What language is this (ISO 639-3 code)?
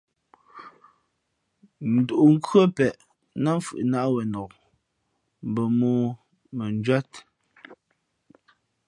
fmp